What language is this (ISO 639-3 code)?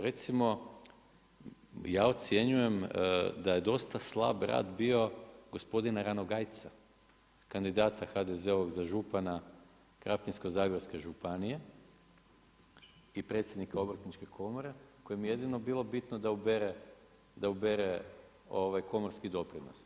hrv